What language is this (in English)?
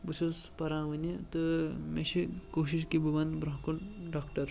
Kashmiri